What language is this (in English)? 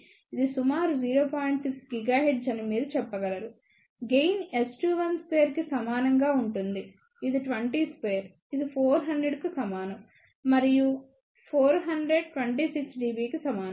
Telugu